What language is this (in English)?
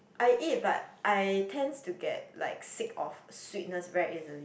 English